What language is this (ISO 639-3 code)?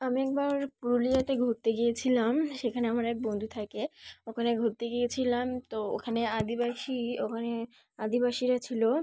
ben